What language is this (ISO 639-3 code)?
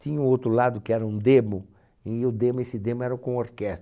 por